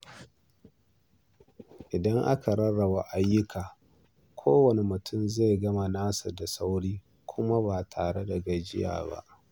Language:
Hausa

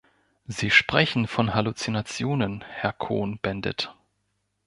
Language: German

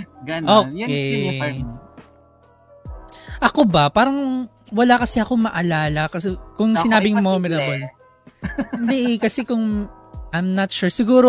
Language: Filipino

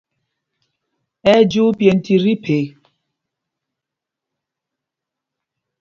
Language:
Mpumpong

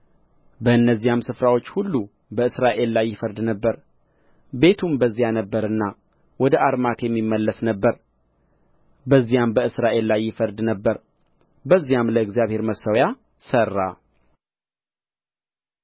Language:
Amharic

